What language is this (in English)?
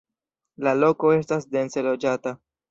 Esperanto